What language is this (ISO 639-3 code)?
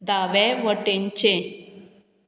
kok